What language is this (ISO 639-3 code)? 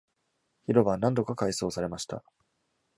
jpn